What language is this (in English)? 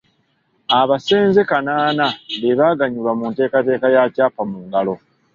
Ganda